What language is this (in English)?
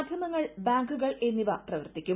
Malayalam